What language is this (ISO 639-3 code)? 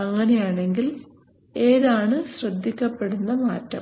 mal